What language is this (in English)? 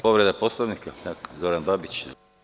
Serbian